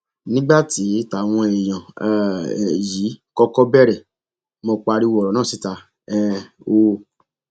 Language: Yoruba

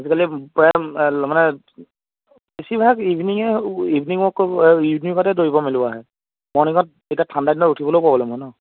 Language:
Assamese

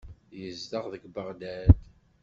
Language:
Kabyle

